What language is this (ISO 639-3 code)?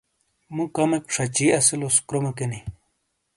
scl